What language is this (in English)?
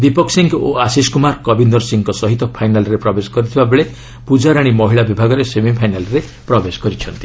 Odia